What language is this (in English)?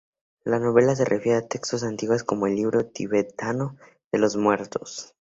Spanish